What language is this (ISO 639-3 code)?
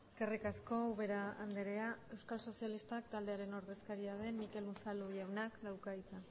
eus